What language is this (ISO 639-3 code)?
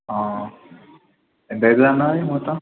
tel